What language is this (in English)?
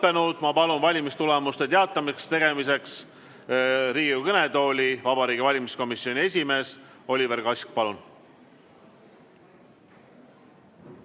Estonian